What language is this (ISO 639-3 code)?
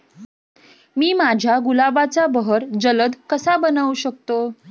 mar